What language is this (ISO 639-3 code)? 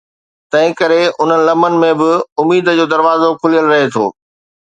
snd